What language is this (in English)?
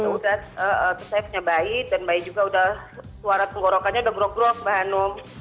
Indonesian